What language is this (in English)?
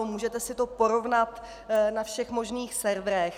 Czech